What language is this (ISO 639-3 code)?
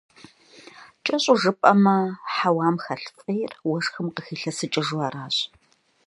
kbd